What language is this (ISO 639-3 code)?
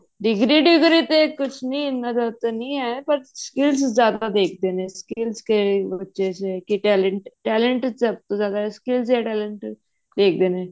pan